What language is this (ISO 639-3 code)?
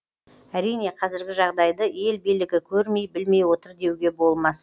kaz